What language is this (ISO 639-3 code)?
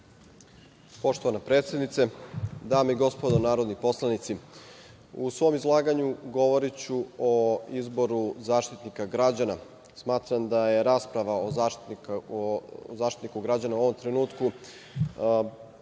srp